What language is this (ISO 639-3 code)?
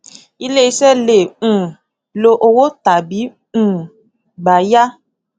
yor